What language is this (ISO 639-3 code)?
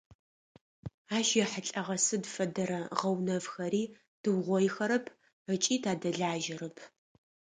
ady